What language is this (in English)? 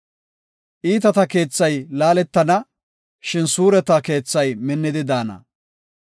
Gofa